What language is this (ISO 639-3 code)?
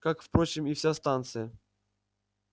rus